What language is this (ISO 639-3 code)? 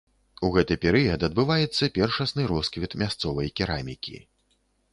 bel